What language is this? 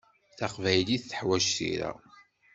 Kabyle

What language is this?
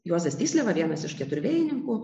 Lithuanian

